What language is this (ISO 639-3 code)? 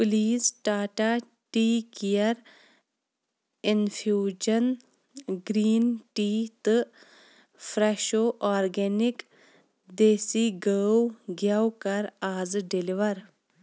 kas